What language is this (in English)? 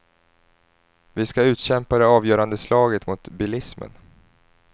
Swedish